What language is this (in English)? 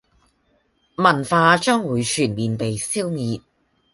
Cantonese